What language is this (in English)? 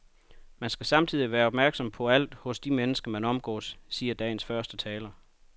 Danish